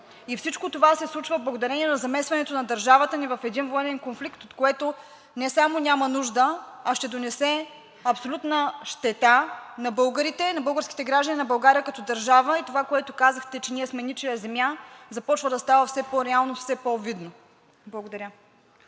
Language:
Bulgarian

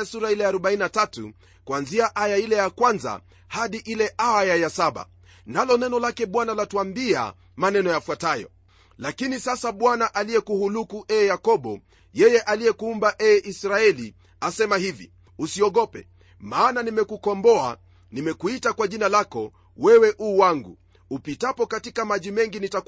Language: Swahili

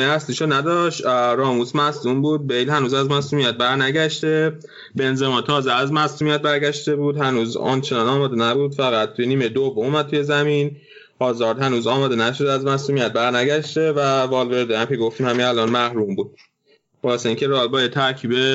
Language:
Persian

